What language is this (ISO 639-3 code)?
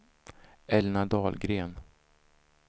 swe